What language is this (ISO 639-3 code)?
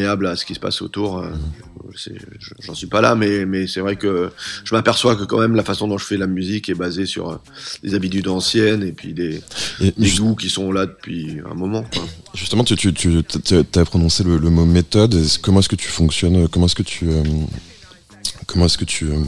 fra